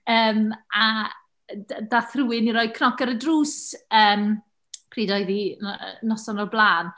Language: Welsh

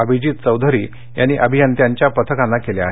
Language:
Marathi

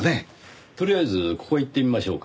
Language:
Japanese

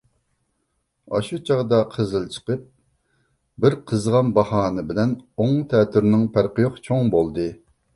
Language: Uyghur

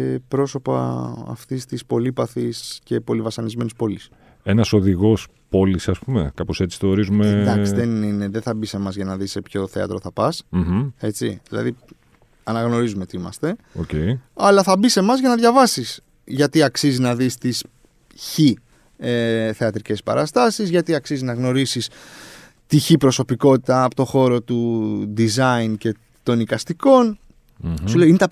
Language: Greek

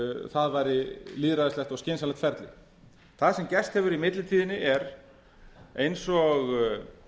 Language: Icelandic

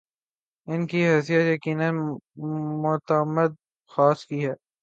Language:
Urdu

